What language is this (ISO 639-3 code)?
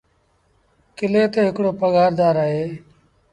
sbn